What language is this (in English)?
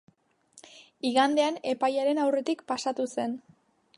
Basque